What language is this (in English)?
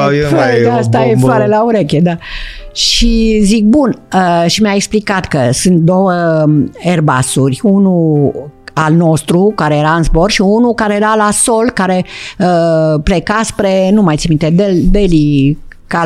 Romanian